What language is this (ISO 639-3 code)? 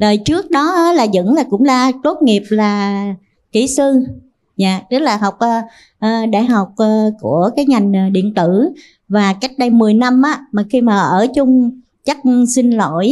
vie